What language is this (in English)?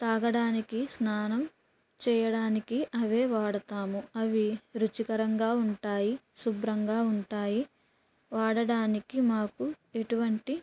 Telugu